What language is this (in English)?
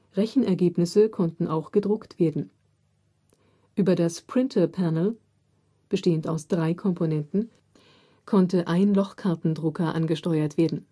German